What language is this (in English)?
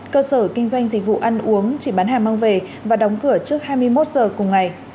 Vietnamese